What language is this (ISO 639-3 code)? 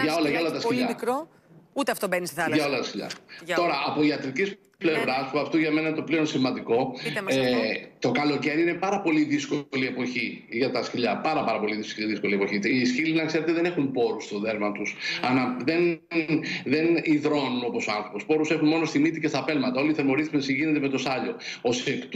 ell